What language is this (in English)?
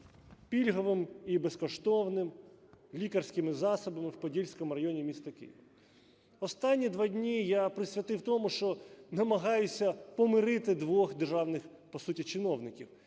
Ukrainian